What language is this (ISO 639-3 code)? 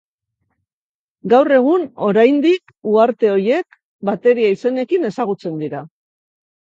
eus